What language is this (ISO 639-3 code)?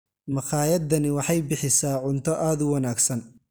som